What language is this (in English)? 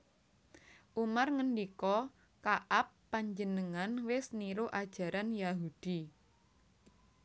Javanese